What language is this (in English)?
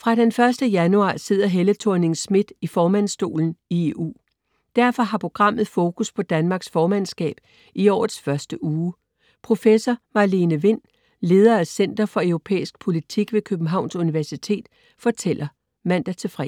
Danish